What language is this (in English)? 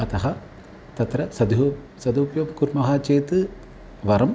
Sanskrit